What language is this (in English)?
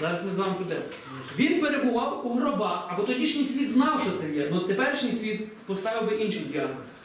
Ukrainian